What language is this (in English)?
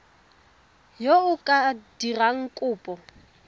Tswana